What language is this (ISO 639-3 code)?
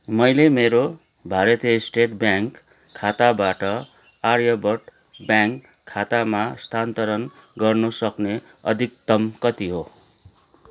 nep